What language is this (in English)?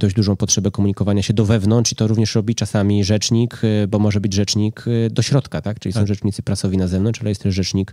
Polish